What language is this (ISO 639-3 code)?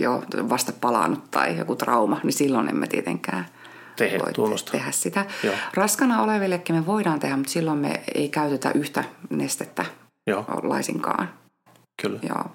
fin